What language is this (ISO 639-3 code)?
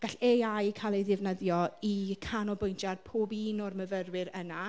cym